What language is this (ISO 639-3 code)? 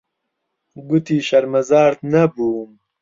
ckb